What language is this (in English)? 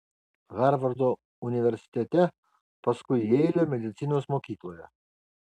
Lithuanian